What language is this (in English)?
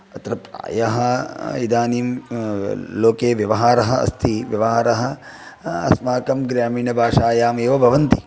Sanskrit